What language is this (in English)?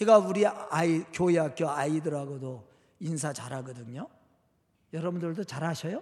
Korean